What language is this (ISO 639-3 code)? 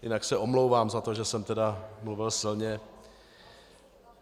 ces